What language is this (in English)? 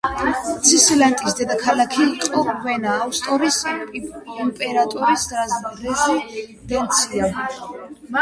Georgian